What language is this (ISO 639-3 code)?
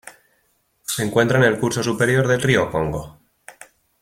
spa